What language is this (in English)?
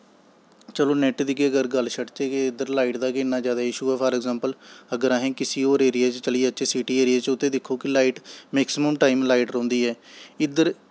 Dogri